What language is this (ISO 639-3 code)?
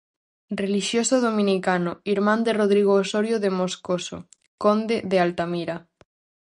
glg